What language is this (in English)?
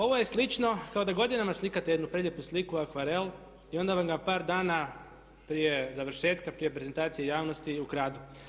Croatian